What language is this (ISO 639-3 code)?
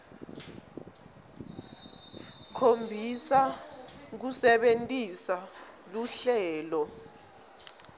ssw